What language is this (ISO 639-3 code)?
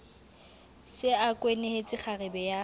sot